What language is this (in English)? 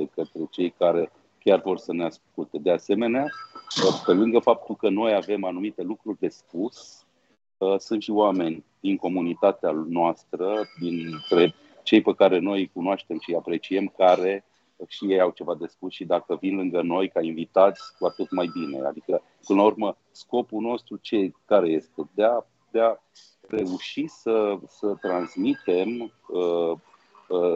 Romanian